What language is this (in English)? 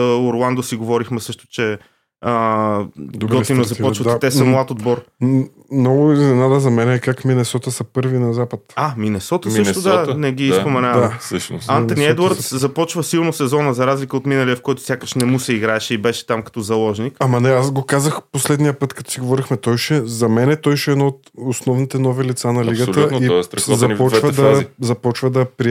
Bulgarian